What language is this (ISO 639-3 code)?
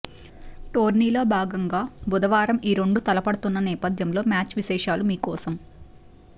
tel